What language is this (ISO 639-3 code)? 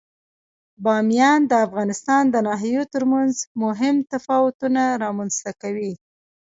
pus